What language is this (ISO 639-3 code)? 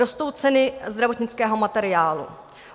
ces